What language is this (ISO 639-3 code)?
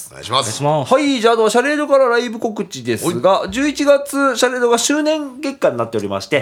jpn